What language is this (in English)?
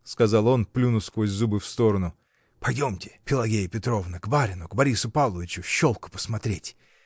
Russian